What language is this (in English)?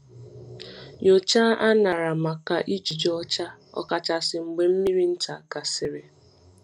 Igbo